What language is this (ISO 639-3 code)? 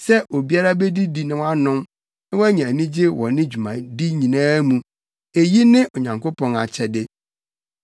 aka